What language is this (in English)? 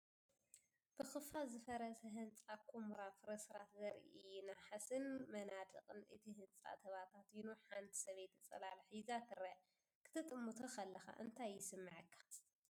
Tigrinya